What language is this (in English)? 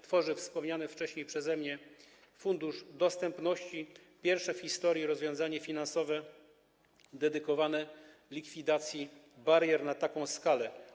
Polish